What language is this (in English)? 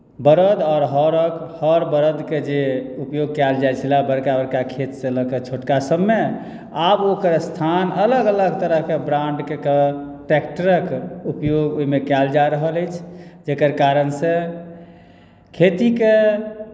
Maithili